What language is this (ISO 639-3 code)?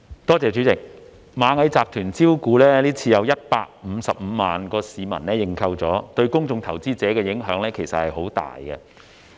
yue